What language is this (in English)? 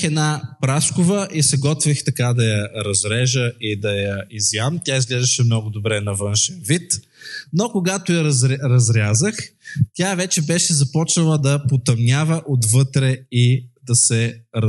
Bulgarian